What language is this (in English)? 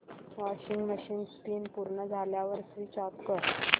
Marathi